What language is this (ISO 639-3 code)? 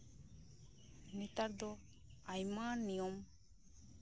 sat